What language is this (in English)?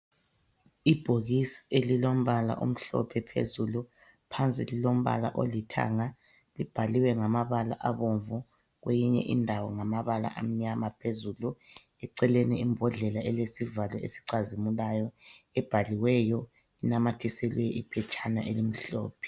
North Ndebele